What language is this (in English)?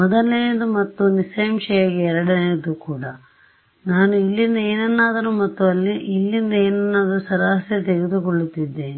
Kannada